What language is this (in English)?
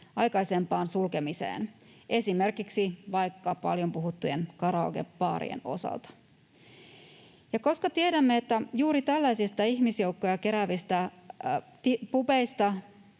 Finnish